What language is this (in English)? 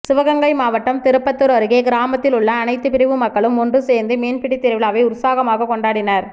Tamil